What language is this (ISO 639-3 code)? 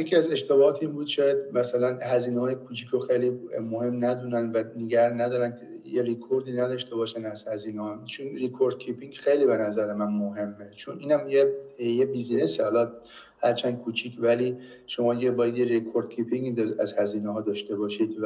fas